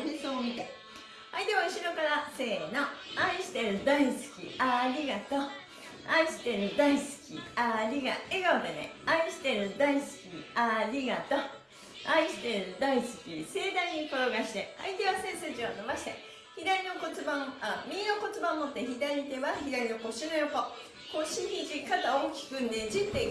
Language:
Japanese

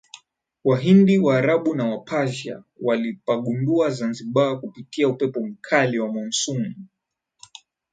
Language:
Swahili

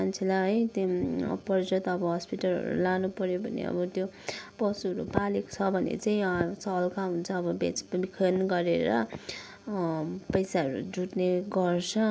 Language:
Nepali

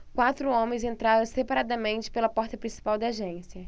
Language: Portuguese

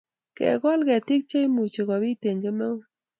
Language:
Kalenjin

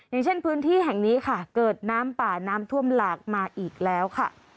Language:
Thai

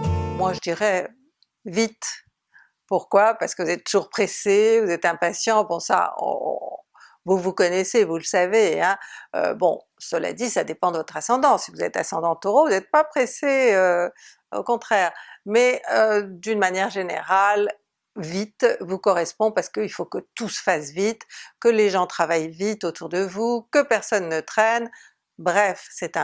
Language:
French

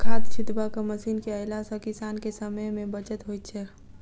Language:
Maithili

